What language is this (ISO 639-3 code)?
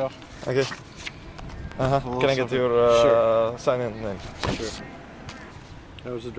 rus